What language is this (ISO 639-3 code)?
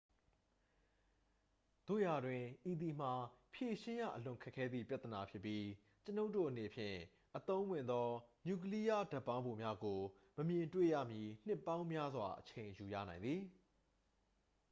mya